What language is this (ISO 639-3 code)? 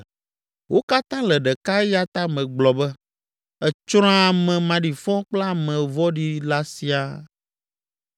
ewe